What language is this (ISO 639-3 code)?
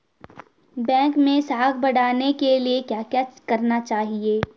hin